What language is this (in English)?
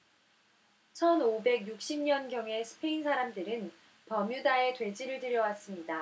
Korean